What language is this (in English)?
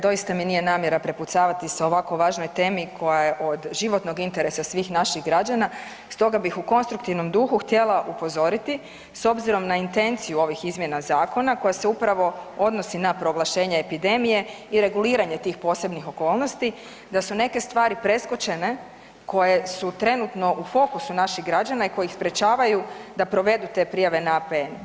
Croatian